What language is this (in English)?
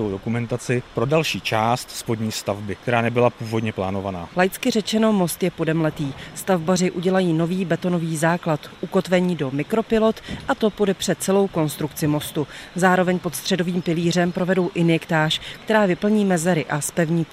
Czech